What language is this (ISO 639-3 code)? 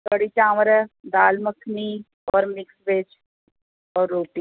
snd